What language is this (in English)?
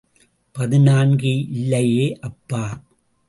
Tamil